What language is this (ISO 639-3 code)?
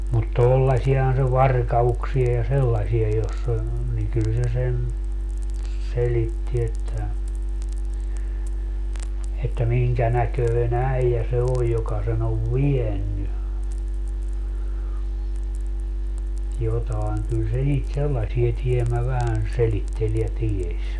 fin